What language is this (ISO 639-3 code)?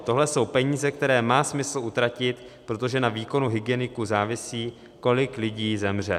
ces